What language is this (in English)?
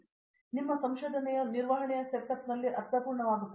Kannada